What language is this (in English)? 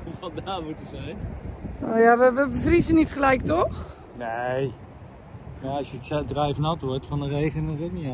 Dutch